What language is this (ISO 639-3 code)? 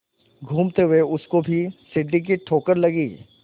hin